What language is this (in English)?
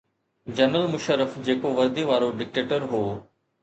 Sindhi